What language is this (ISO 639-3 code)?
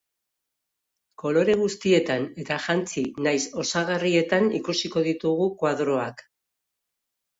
eus